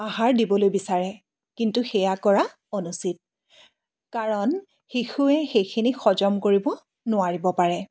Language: Assamese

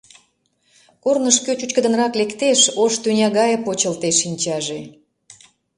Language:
Mari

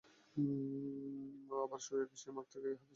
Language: Bangla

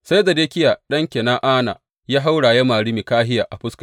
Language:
Hausa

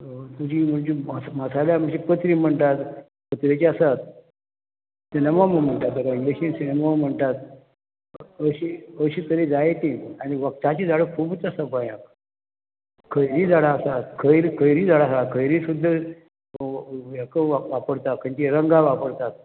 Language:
Konkani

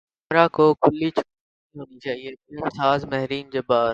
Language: Urdu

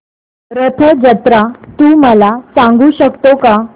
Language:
Marathi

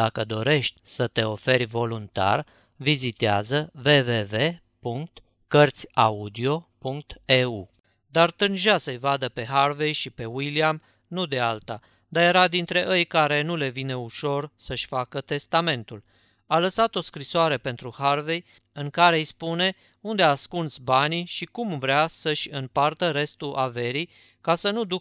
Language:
Romanian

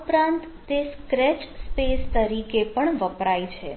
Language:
Gujarati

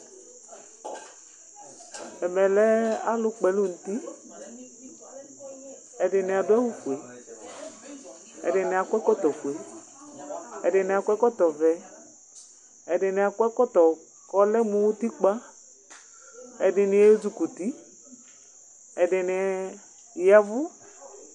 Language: Ikposo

